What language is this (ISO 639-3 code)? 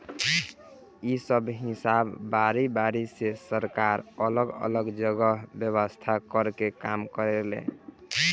bho